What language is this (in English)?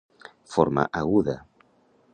Catalan